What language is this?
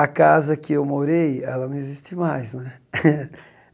Portuguese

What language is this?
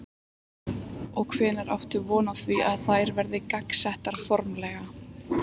Icelandic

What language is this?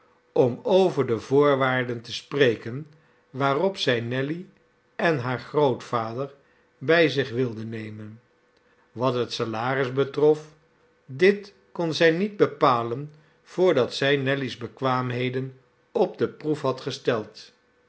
Dutch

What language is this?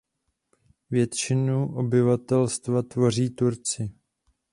Czech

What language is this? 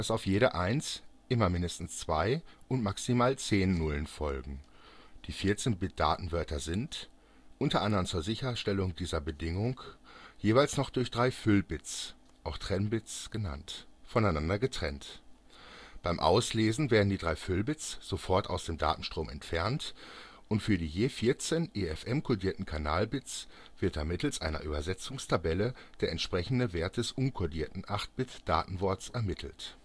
German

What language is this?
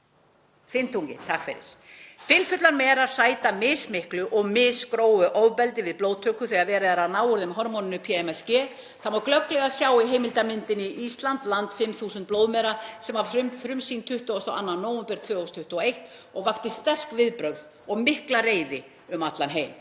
Icelandic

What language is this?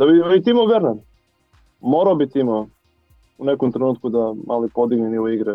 Croatian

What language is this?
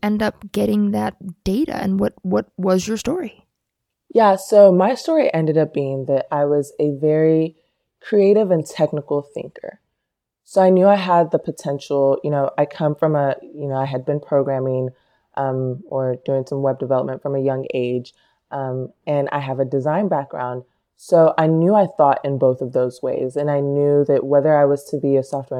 English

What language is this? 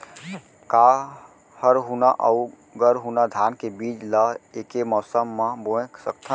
Chhattisgarhi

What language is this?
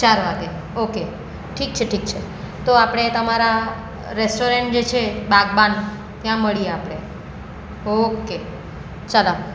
Gujarati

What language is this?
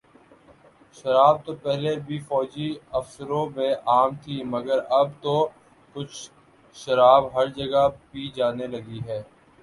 Urdu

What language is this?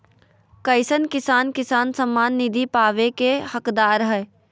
Magahi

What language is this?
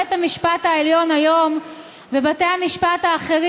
Hebrew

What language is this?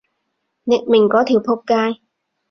Cantonese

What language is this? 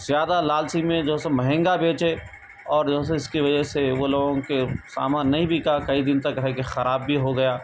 Urdu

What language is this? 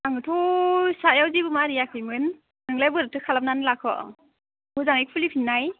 Bodo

